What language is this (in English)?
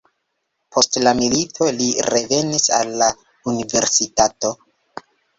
Esperanto